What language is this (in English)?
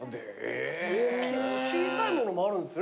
Japanese